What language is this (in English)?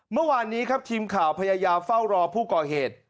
Thai